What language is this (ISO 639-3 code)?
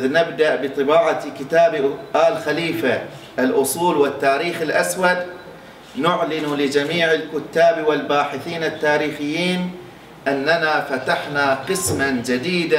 ara